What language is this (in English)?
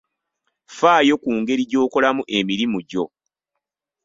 Ganda